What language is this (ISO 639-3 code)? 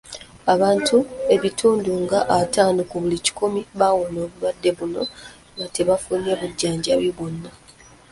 lug